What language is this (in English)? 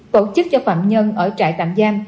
Vietnamese